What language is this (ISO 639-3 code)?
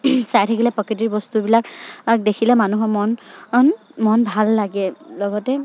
asm